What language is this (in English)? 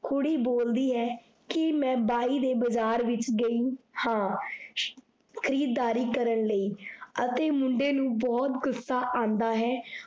Punjabi